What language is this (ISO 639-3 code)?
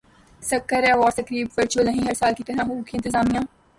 urd